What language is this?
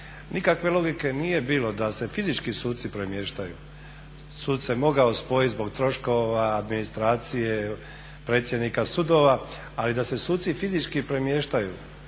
Croatian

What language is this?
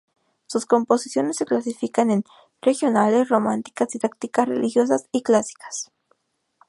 Spanish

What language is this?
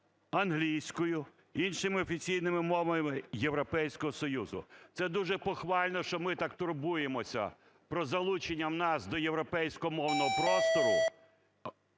Ukrainian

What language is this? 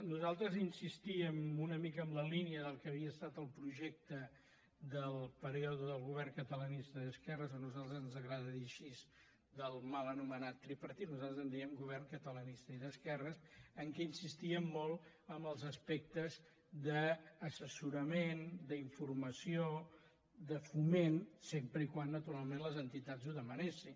Catalan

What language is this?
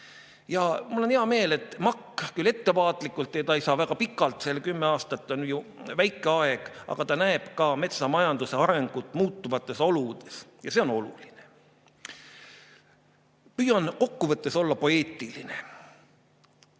Estonian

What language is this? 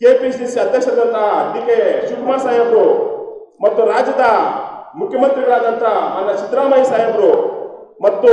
Kannada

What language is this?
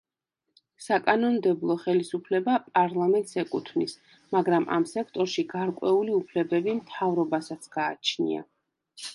Georgian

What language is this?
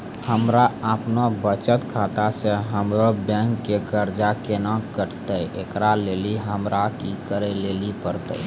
Maithili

